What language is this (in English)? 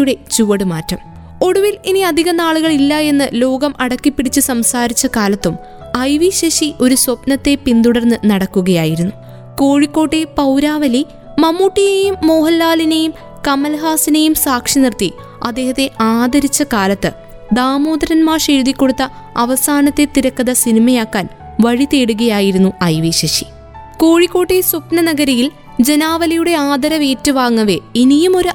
Malayalam